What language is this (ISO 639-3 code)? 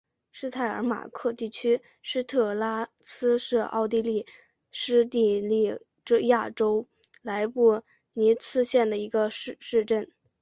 zho